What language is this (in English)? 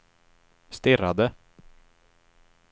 Swedish